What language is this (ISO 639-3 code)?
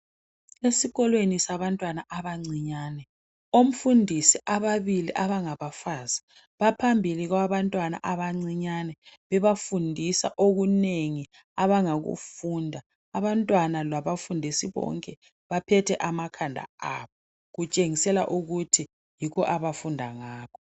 nde